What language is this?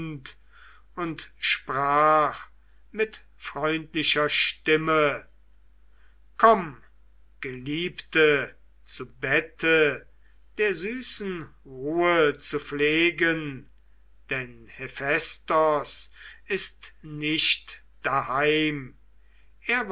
German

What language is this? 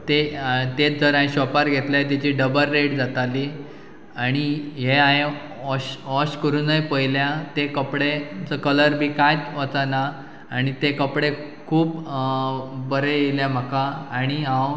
Konkani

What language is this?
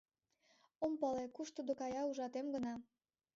Mari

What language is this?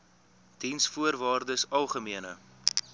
Afrikaans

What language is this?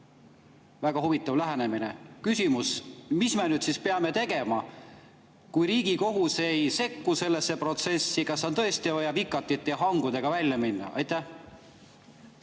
Estonian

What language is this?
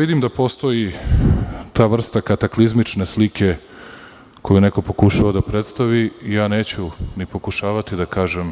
Serbian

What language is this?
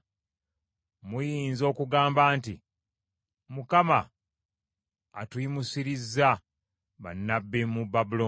Ganda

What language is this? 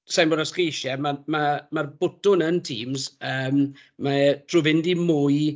Welsh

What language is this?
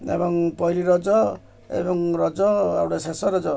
Odia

